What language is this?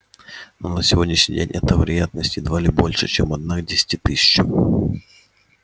Russian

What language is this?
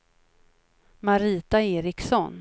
Swedish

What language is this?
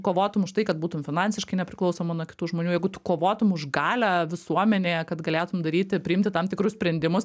Lithuanian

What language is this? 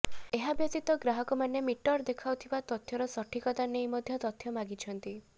Odia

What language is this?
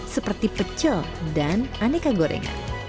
Indonesian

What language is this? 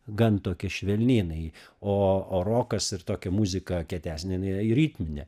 Lithuanian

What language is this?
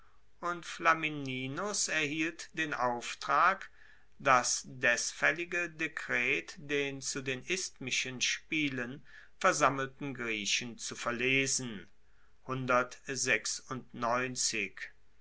German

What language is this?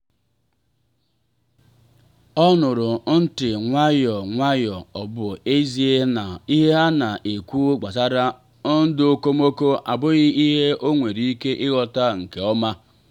Igbo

